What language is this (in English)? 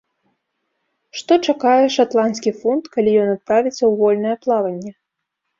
Belarusian